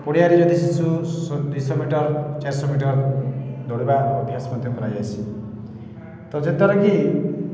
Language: Odia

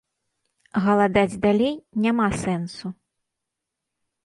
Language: Belarusian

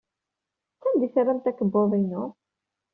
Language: Kabyle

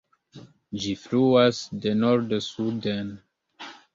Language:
Esperanto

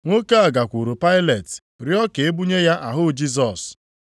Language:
Igbo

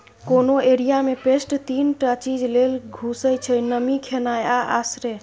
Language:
Maithili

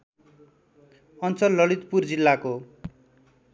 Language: Nepali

